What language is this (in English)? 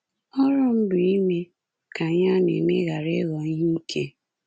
Igbo